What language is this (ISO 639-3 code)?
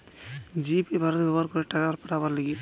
ben